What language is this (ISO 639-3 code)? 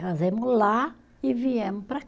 por